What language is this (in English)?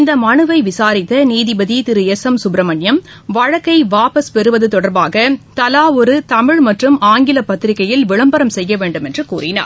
Tamil